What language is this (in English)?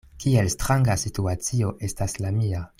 Esperanto